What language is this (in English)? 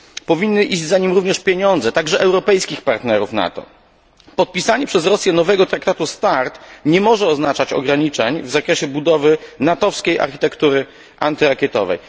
Polish